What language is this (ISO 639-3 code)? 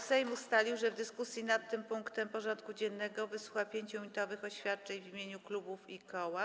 pol